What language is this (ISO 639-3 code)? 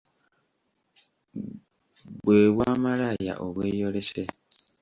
lug